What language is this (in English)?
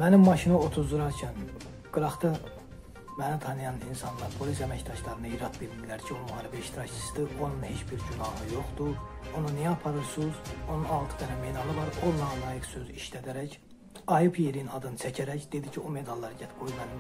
Turkish